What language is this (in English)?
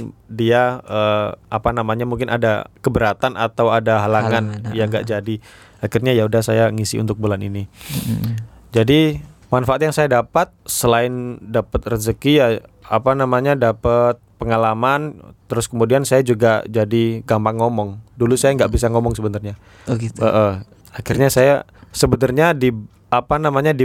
Indonesian